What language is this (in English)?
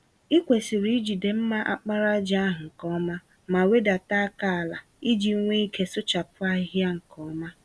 Igbo